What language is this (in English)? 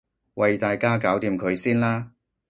Cantonese